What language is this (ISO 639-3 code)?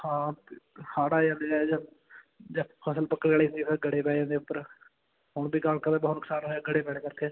pan